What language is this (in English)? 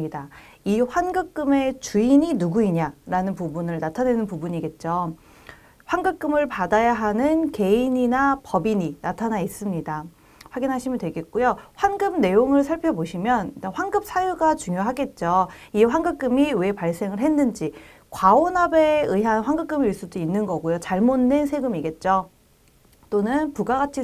Korean